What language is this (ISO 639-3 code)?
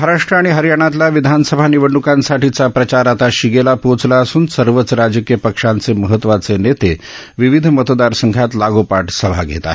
mar